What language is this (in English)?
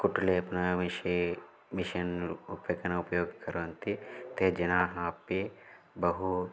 Sanskrit